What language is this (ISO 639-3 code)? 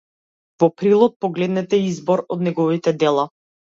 mkd